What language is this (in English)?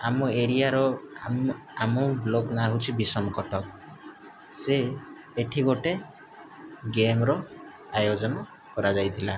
Odia